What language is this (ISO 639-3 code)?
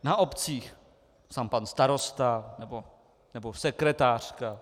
ces